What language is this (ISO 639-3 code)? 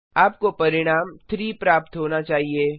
hin